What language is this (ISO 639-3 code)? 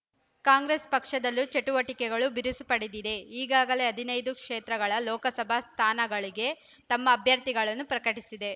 kan